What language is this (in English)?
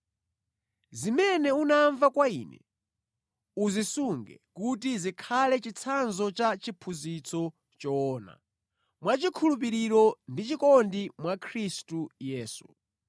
Nyanja